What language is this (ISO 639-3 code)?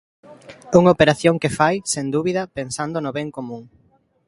glg